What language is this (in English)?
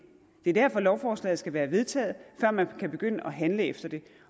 Danish